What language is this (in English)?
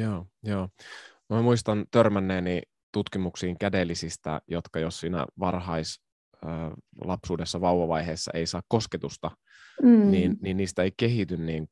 Finnish